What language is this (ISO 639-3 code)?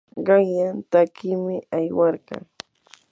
qur